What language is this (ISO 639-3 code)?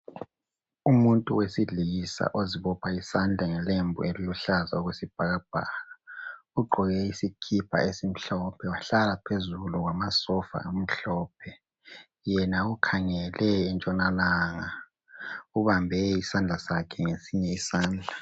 nde